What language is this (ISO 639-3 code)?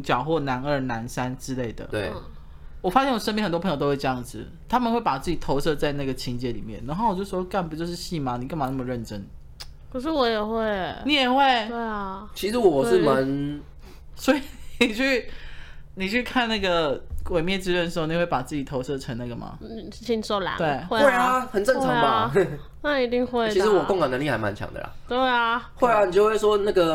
zho